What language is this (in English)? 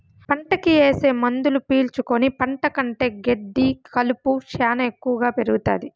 Telugu